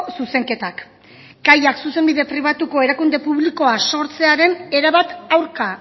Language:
Basque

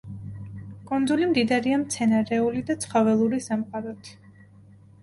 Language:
Georgian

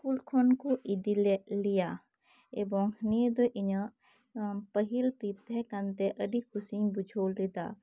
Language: Santali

